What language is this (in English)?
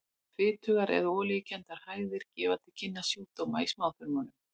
Icelandic